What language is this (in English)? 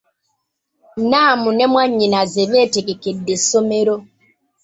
Ganda